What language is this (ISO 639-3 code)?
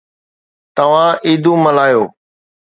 snd